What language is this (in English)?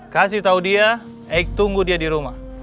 Indonesian